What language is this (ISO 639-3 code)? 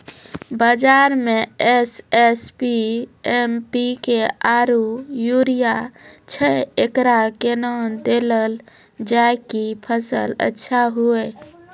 mai